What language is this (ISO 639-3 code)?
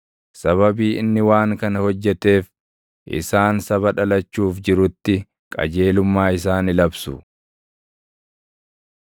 orm